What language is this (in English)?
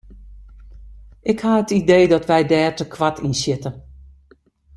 Western Frisian